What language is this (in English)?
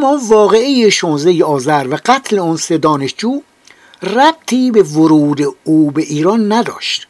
Persian